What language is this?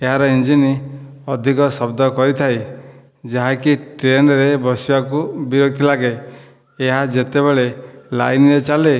Odia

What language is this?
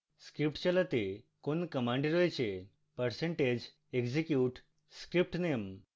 Bangla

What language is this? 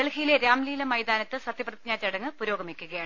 Malayalam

